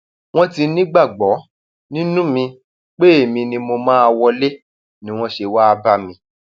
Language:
Yoruba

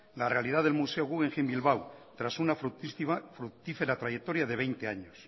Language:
Spanish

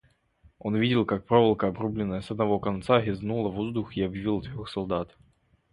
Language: Russian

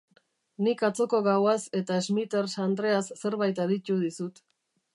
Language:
Basque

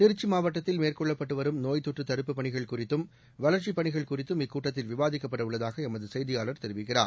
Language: Tamil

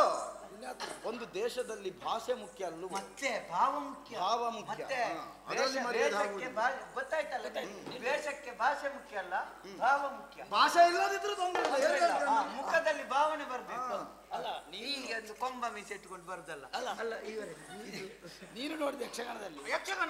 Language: Arabic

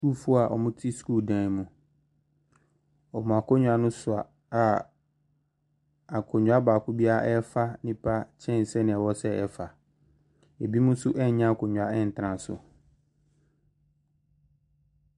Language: Akan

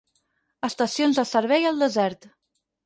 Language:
Catalan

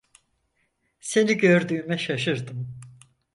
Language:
Turkish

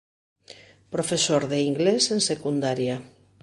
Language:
Galician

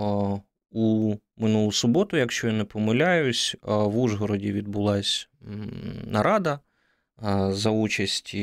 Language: Ukrainian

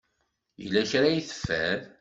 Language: Kabyle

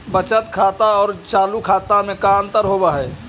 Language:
Magahi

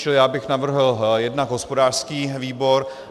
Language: Czech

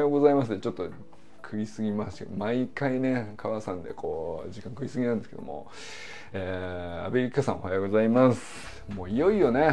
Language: Japanese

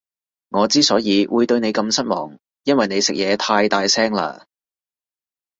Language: Cantonese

